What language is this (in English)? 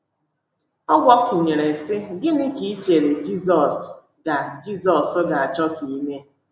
Igbo